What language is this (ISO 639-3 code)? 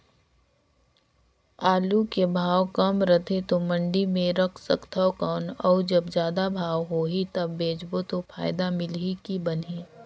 hne